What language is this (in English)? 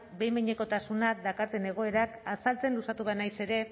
Basque